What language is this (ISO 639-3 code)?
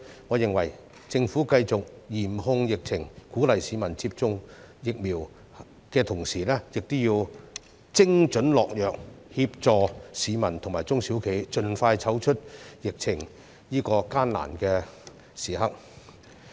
yue